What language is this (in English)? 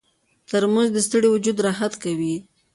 Pashto